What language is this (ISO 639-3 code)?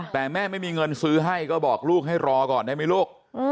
tha